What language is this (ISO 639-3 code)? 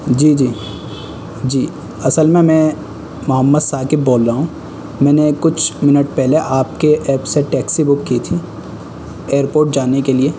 urd